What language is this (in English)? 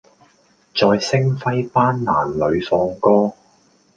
Cantonese